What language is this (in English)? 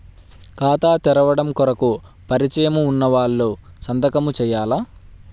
Telugu